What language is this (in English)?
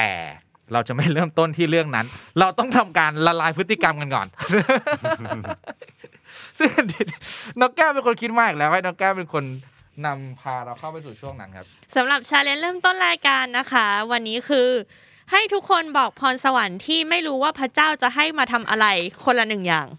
Thai